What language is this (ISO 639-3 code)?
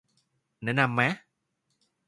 tha